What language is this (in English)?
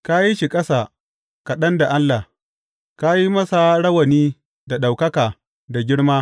Hausa